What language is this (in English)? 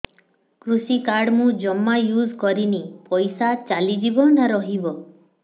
Odia